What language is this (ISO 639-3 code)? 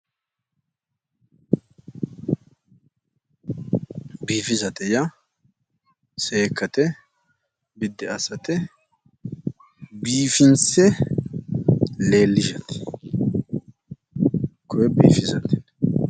sid